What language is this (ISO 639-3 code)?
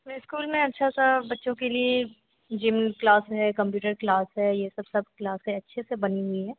hin